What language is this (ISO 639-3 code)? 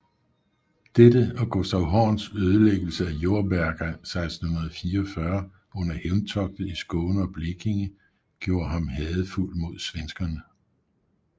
dan